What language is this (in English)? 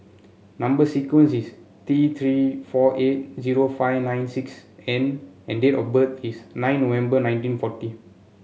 English